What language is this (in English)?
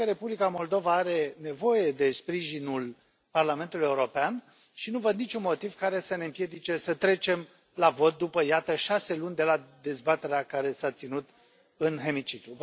Romanian